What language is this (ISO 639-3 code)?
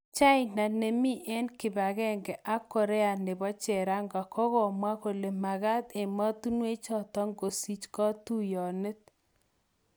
kln